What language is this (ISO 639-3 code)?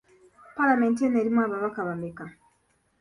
lug